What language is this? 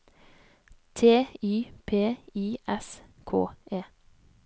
Norwegian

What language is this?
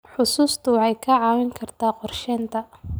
Somali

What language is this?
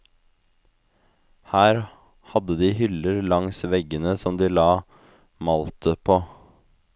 Norwegian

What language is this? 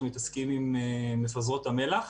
Hebrew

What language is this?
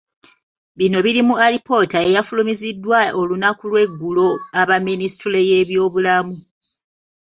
Ganda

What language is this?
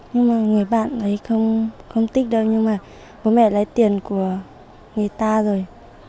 Vietnamese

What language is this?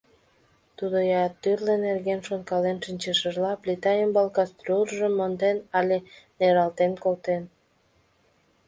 Mari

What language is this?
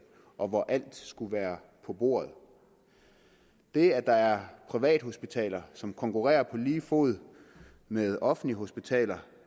Danish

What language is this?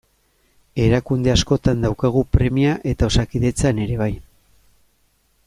Basque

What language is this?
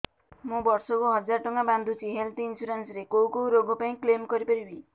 Odia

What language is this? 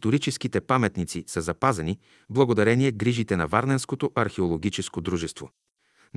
Bulgarian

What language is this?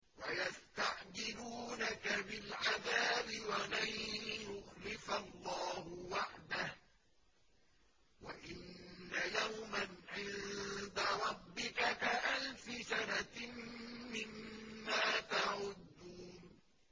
Arabic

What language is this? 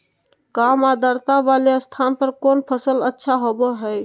Magahi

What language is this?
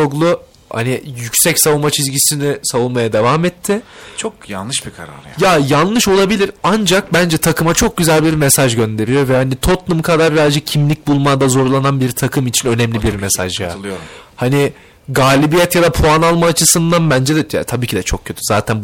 Turkish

